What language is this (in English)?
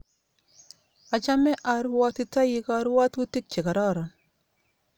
Kalenjin